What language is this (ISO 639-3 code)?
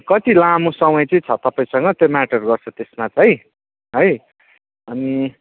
nep